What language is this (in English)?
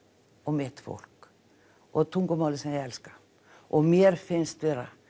Icelandic